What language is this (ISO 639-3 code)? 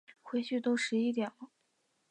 zho